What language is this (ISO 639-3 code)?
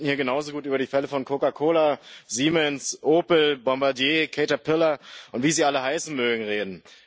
deu